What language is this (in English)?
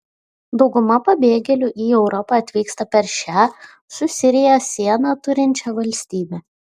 Lithuanian